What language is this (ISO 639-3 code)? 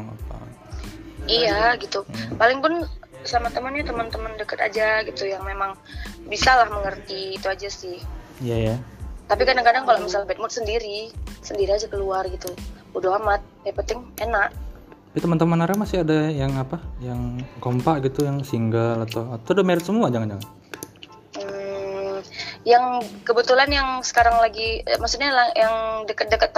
ind